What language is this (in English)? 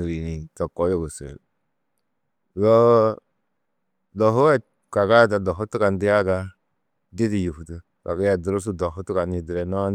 Tedaga